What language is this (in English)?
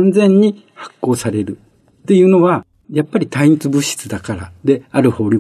Japanese